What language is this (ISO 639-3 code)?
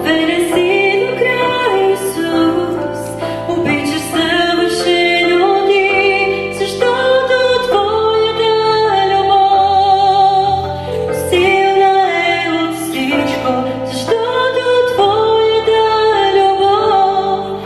bul